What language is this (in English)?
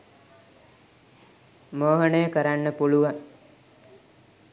Sinhala